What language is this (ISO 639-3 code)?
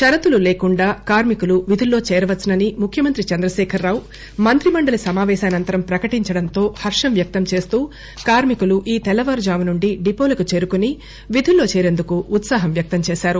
tel